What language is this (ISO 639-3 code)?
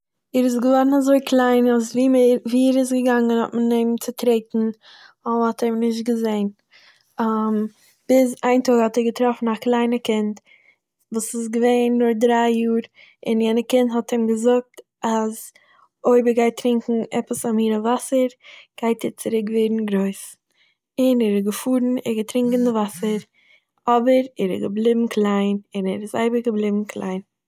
yid